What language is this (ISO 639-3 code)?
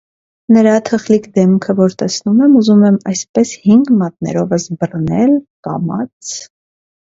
hye